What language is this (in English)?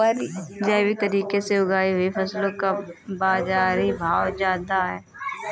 Hindi